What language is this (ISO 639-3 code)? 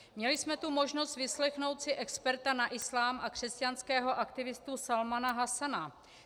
ces